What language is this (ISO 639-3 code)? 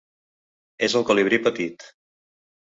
cat